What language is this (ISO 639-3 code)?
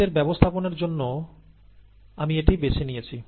ben